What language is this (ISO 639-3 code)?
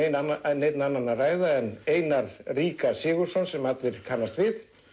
isl